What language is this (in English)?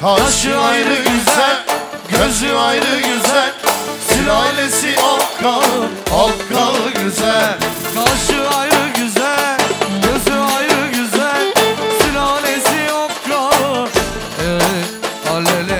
Turkish